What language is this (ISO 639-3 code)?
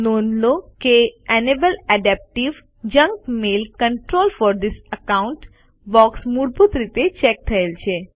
guj